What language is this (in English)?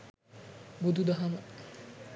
Sinhala